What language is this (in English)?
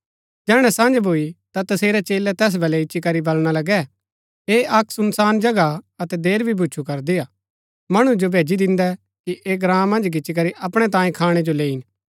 Gaddi